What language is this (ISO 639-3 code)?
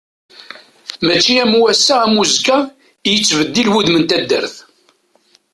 kab